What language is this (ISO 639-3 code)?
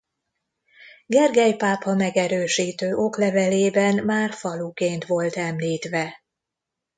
hun